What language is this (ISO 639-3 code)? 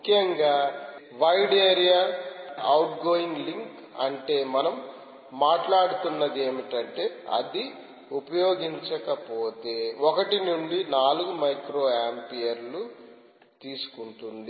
tel